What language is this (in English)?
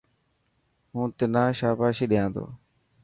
Dhatki